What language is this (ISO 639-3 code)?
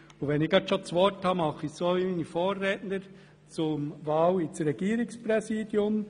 gsw